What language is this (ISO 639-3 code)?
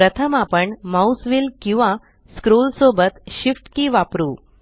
mar